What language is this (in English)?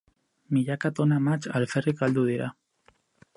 Basque